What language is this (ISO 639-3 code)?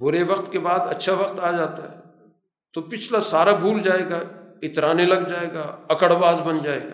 urd